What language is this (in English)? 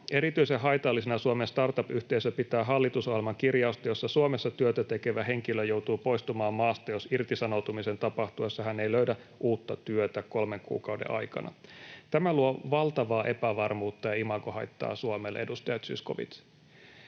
Finnish